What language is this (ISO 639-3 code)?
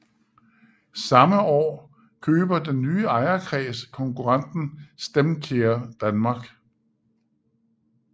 dan